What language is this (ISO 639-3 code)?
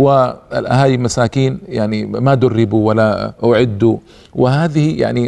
ara